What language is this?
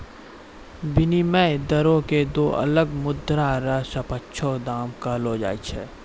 Maithili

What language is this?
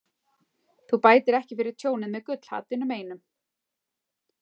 Icelandic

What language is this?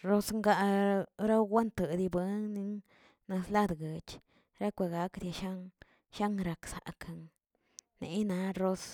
Tilquiapan Zapotec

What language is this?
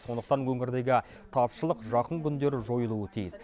Kazakh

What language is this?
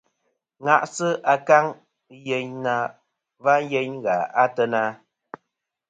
Kom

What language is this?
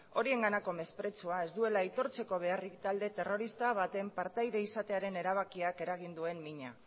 Basque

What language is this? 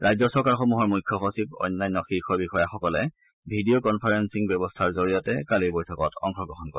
Assamese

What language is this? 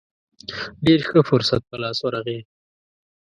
Pashto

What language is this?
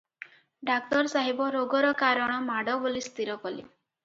Odia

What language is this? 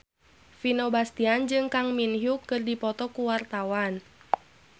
Sundanese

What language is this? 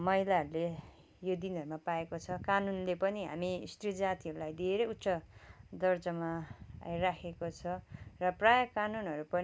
Nepali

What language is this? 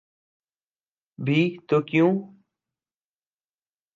Urdu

